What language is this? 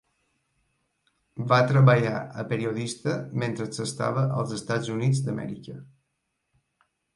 Catalan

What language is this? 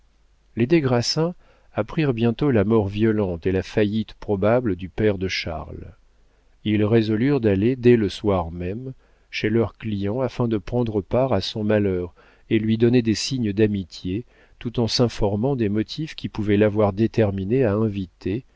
French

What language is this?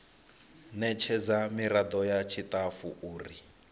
Venda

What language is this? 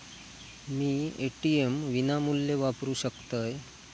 Marathi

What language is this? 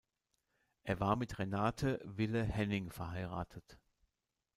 German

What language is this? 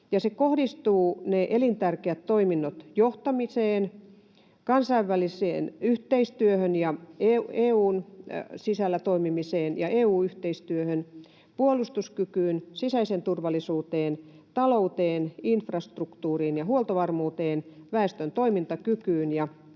Finnish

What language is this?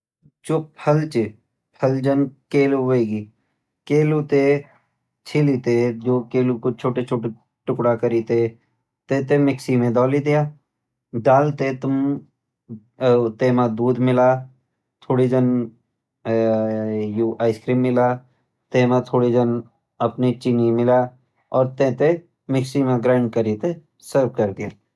Garhwali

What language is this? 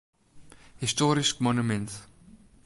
Western Frisian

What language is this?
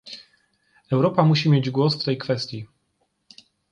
Polish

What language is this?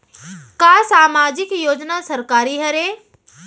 Chhattisgarhi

